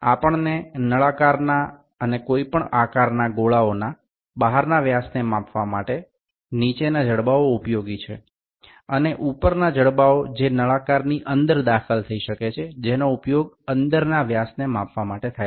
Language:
Gujarati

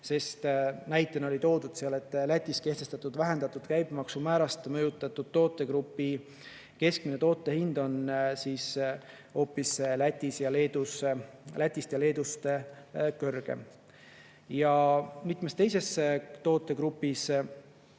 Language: Estonian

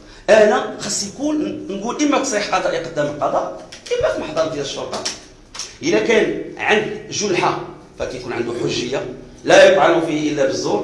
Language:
Arabic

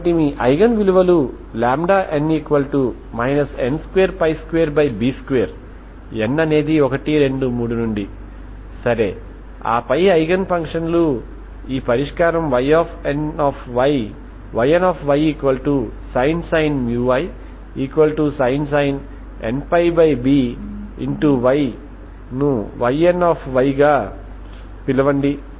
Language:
Telugu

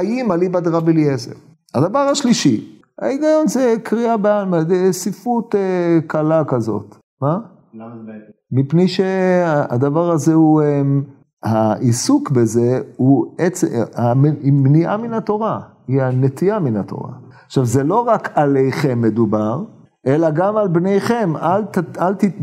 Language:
Hebrew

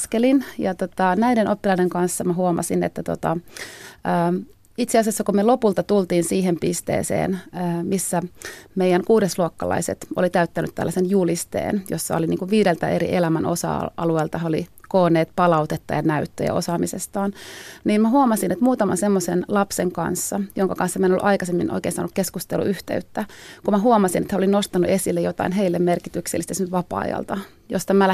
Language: Finnish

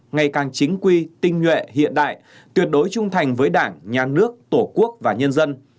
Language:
Vietnamese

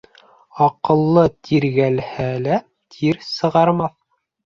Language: Bashkir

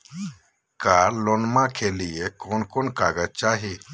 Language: Magahi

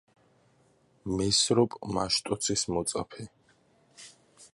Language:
Georgian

